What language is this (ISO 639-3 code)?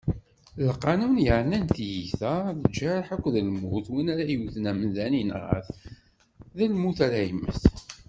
kab